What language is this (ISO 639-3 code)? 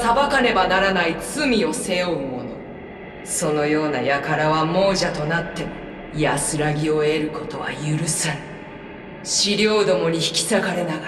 jpn